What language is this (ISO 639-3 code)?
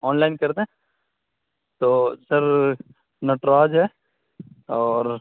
urd